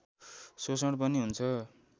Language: Nepali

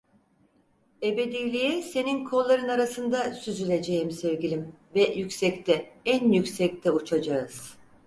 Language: Turkish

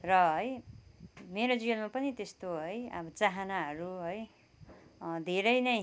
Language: Nepali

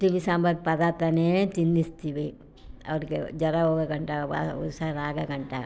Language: Kannada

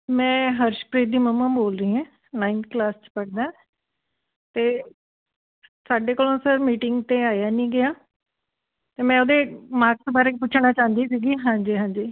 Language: Punjabi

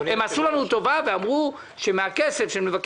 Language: Hebrew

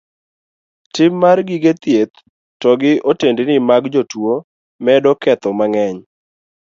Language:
Luo (Kenya and Tanzania)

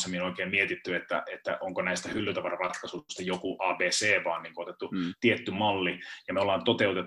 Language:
Finnish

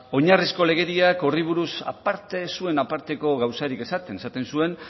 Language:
Basque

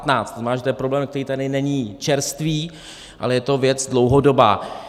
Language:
Czech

